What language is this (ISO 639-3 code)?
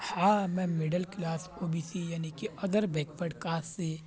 urd